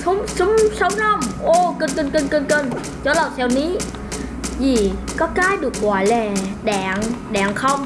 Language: Vietnamese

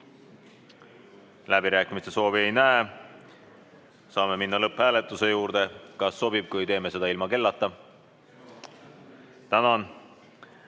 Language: Estonian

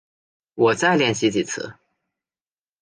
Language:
Chinese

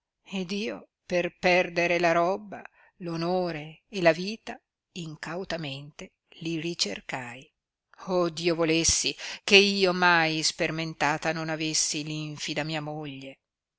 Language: Italian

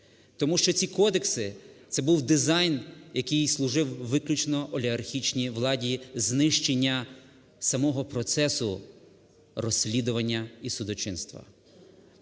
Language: Ukrainian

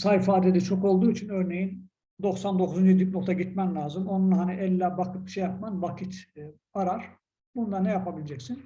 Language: Turkish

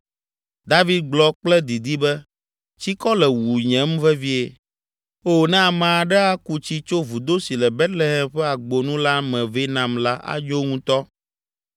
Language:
Ewe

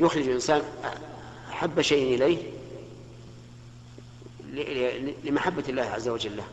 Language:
Arabic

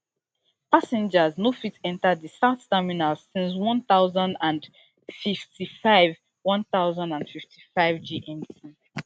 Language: Nigerian Pidgin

